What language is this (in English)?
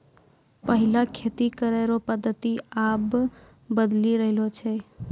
Maithili